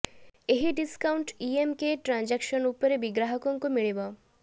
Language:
Odia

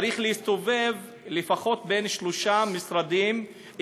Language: Hebrew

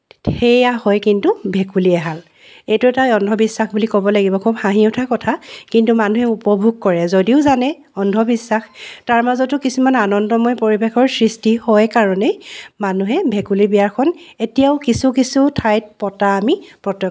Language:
Assamese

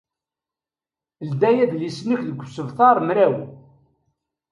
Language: Kabyle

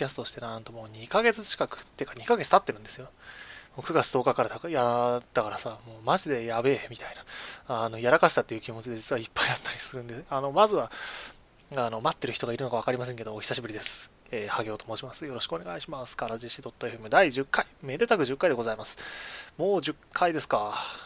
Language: Japanese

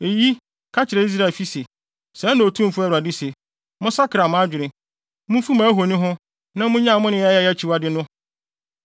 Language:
Akan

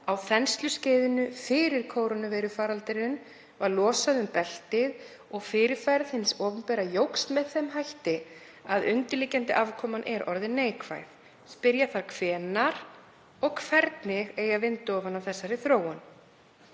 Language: Icelandic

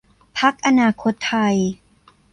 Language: Thai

